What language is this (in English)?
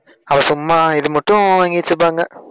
Tamil